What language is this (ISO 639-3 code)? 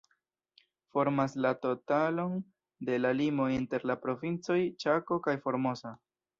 epo